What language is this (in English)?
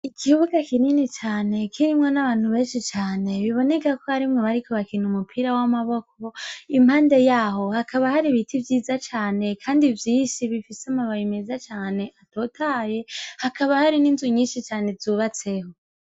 Rundi